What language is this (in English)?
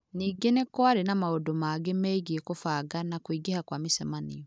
Kikuyu